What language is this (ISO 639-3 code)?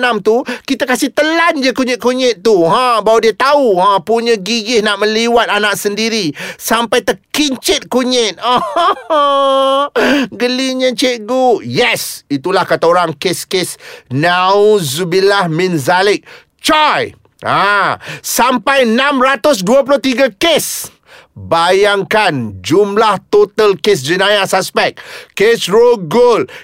msa